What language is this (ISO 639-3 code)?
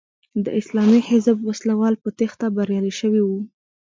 pus